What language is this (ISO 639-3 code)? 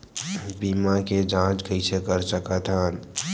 hne